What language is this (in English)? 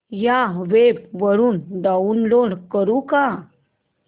Marathi